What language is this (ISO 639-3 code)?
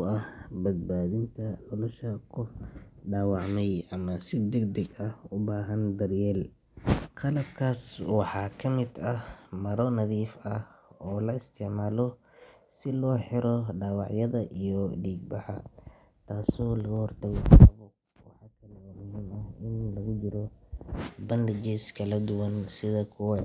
som